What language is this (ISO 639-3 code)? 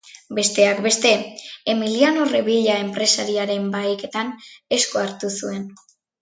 eus